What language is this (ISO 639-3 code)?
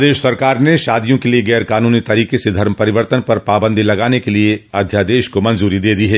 hin